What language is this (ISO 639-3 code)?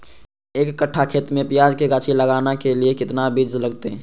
mag